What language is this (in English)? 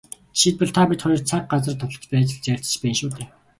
Mongolian